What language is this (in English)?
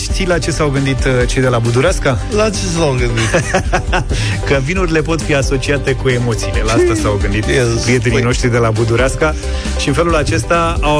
Romanian